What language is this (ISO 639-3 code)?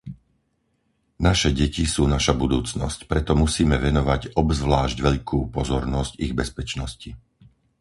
slk